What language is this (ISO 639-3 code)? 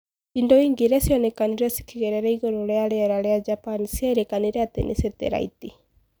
kik